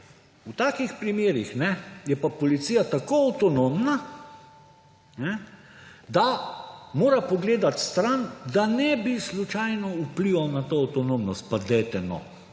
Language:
Slovenian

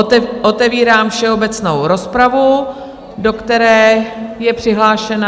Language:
Czech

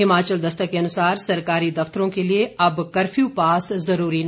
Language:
Hindi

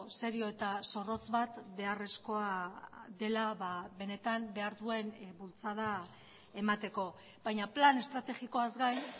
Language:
Basque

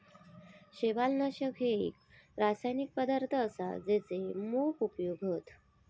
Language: Marathi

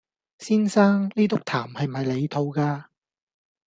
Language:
Cantonese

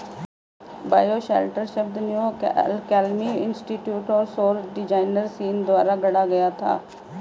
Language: Hindi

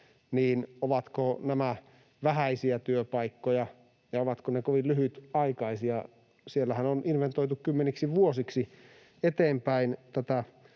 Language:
Finnish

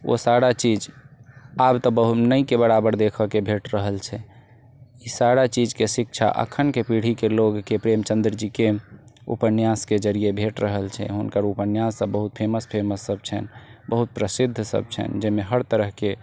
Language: Maithili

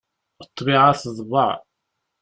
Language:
Kabyle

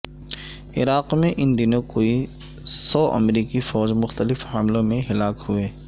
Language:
Urdu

